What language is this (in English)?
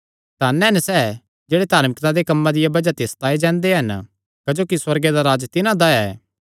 Kangri